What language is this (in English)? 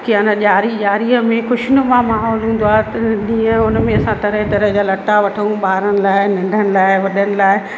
Sindhi